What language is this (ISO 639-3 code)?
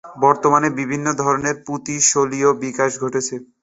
ben